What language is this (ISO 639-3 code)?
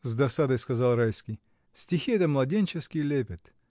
rus